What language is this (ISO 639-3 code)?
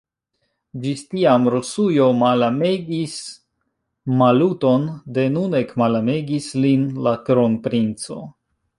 epo